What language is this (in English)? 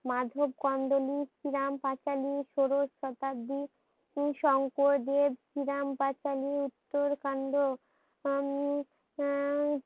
Bangla